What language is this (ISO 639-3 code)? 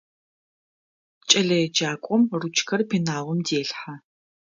ady